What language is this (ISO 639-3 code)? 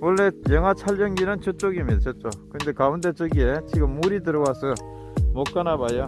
kor